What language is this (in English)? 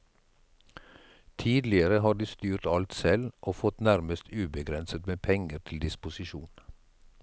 Norwegian